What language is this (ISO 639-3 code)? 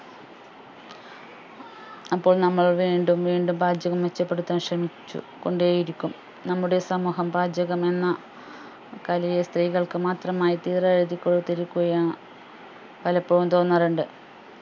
mal